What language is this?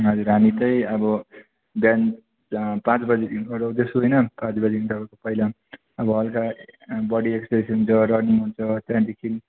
Nepali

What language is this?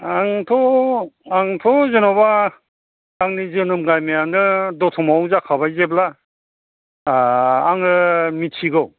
Bodo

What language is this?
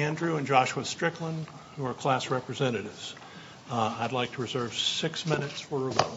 English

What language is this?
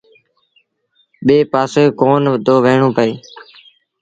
Sindhi Bhil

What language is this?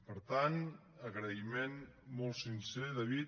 Catalan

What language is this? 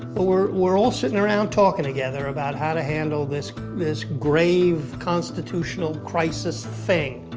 English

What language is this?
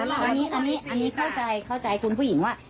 Thai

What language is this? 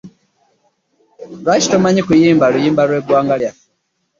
Ganda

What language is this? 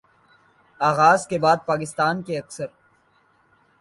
Urdu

